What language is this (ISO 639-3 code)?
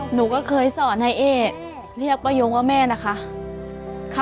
tha